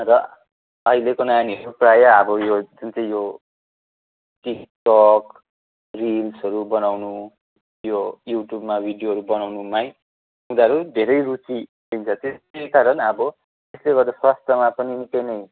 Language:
Nepali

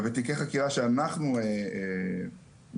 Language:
Hebrew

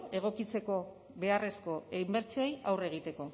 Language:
Basque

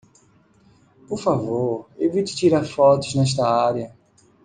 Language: Portuguese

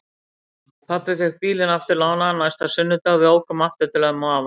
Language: Icelandic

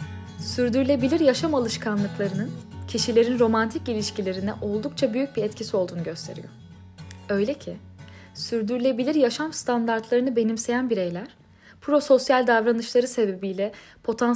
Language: Turkish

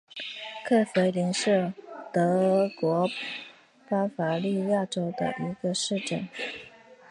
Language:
Chinese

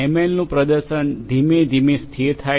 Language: Gujarati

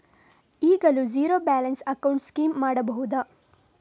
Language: Kannada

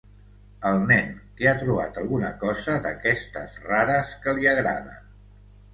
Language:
Catalan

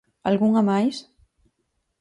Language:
Galician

